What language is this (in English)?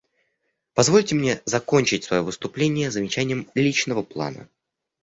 Russian